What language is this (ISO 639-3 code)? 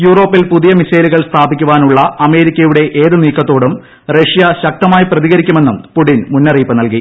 mal